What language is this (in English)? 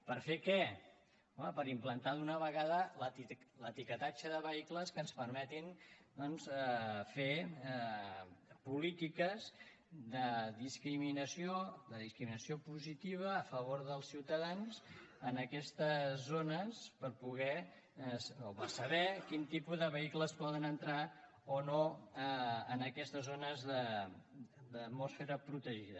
Catalan